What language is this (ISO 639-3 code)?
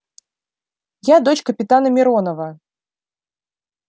rus